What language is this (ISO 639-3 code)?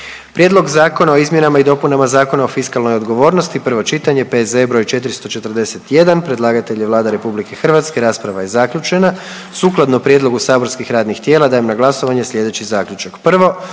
hrv